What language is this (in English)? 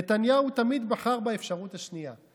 Hebrew